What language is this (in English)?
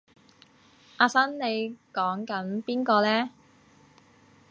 Cantonese